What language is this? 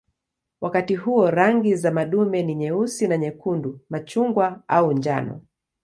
Swahili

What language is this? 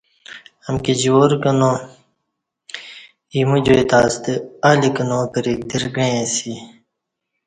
Kati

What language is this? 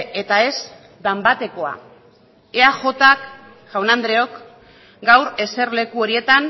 Basque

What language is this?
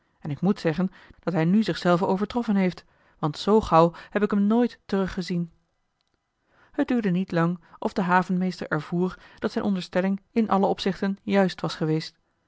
Dutch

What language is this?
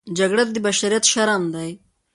Pashto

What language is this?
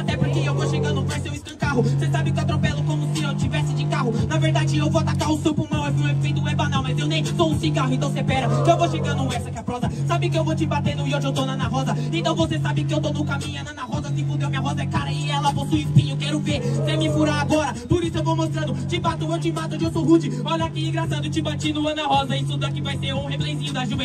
Portuguese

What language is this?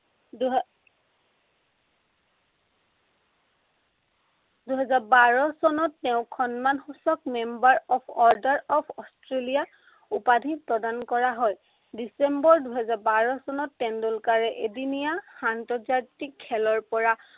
Assamese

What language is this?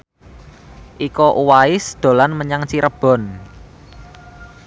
Javanese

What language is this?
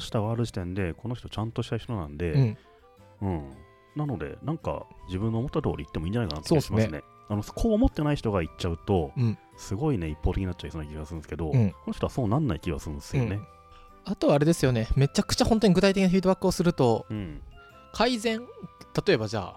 Japanese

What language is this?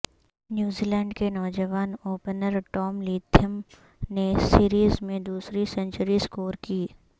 Urdu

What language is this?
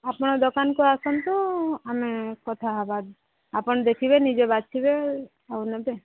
Odia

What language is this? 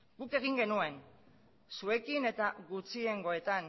Basque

